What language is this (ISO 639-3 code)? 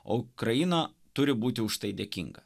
lit